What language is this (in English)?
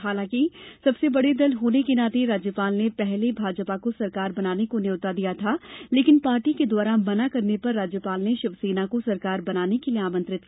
Hindi